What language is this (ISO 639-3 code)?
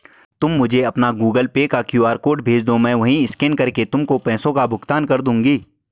hin